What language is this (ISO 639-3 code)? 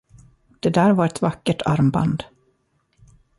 swe